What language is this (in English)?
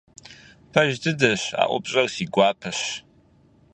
Kabardian